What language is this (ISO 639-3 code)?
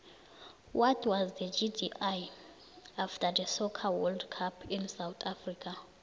nbl